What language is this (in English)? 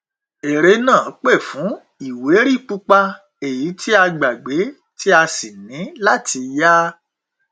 Yoruba